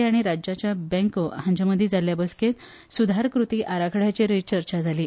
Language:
Konkani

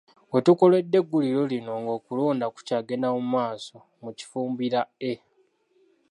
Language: Ganda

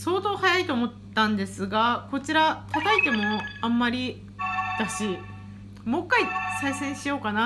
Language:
Japanese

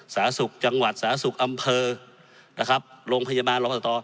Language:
Thai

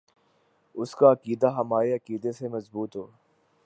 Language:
Urdu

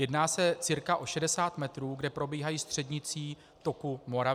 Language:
Czech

